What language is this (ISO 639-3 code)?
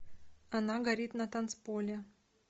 rus